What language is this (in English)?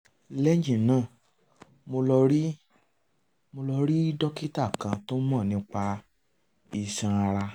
Yoruba